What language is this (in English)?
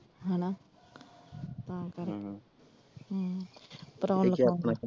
Punjabi